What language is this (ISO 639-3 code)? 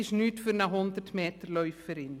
gsw